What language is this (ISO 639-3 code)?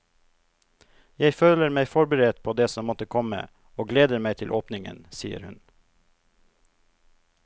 nor